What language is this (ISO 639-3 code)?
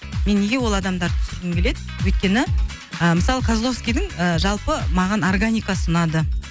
kaz